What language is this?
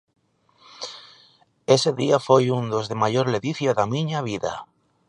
Galician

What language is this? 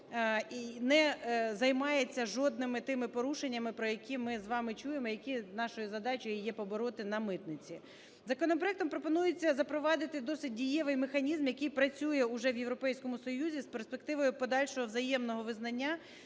Ukrainian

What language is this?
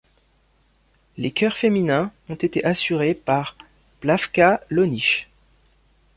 French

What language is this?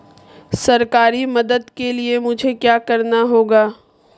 Hindi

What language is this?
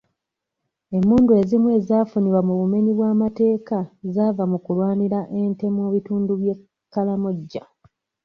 Ganda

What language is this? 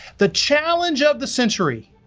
English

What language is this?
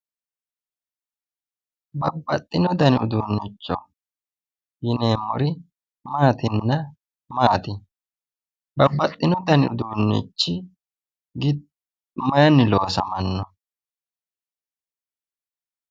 Sidamo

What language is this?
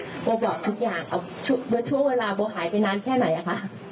Thai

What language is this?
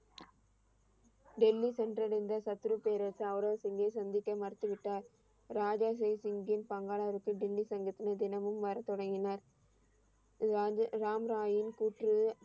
Tamil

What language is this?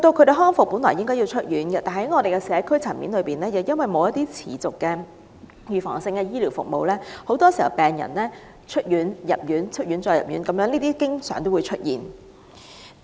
Cantonese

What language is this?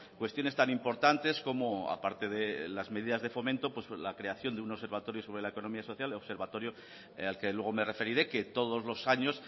Spanish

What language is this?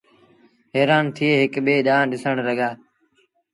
Sindhi Bhil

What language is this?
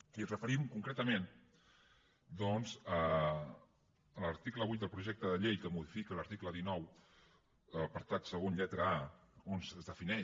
Catalan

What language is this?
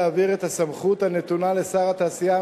Hebrew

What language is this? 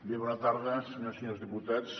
Catalan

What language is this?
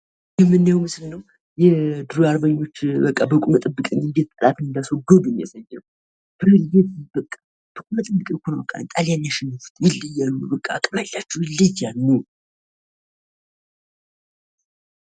Amharic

